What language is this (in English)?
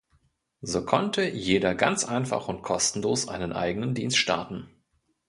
German